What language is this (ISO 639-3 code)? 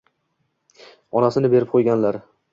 uzb